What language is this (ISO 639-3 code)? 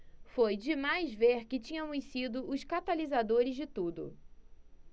por